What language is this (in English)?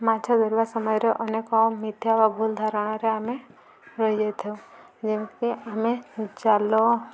Odia